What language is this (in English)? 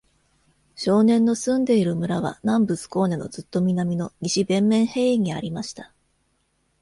Japanese